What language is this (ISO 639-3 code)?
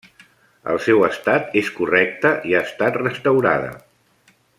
cat